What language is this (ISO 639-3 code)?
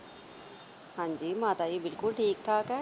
pan